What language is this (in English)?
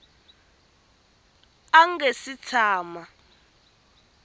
Tsonga